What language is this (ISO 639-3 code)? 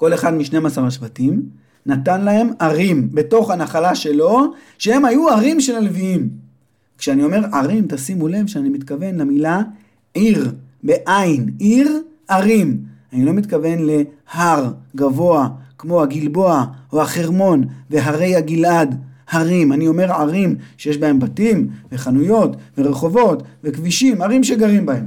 heb